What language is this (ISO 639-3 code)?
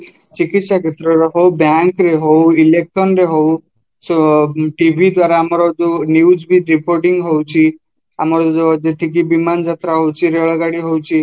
ori